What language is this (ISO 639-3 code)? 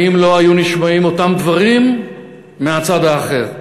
heb